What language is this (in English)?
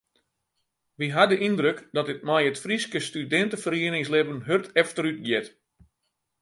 Western Frisian